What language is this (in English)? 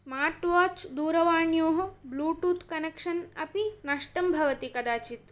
Sanskrit